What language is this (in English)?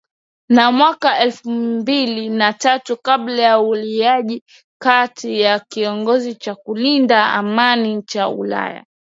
Swahili